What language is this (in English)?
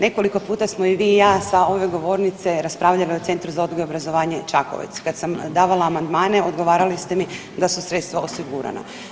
Croatian